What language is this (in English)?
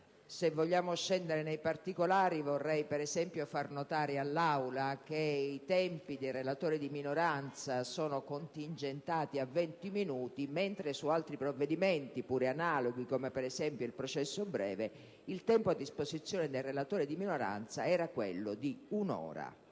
Italian